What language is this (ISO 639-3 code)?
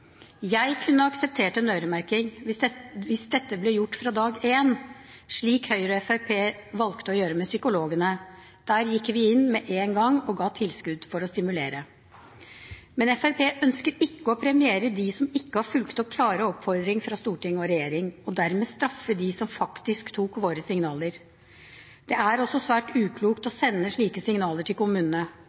nob